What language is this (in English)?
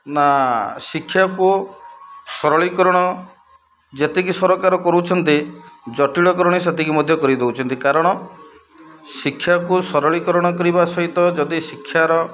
Odia